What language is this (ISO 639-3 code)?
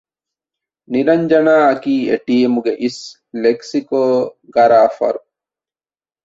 div